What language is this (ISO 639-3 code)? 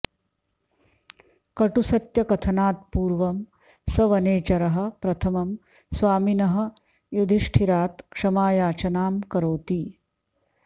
san